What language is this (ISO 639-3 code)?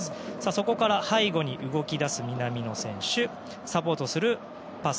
jpn